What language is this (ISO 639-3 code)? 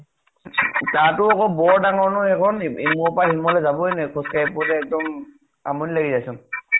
asm